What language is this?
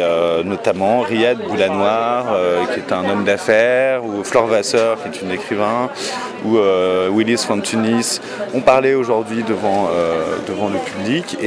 French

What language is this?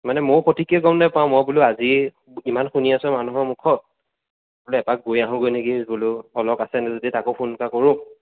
Assamese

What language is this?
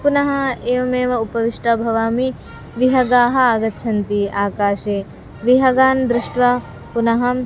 Sanskrit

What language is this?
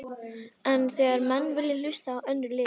Icelandic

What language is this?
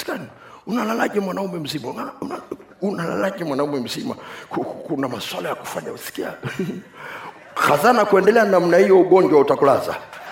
Swahili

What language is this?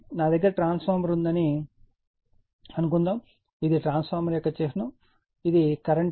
Telugu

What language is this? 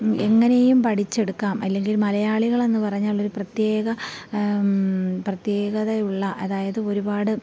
Malayalam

